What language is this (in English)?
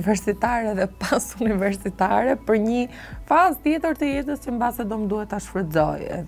Romanian